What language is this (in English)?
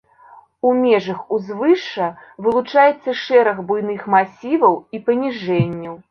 Belarusian